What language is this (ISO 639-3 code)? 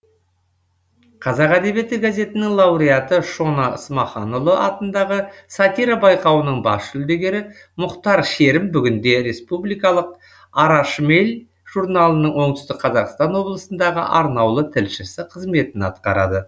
kaz